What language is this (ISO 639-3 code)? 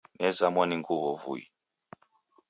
dav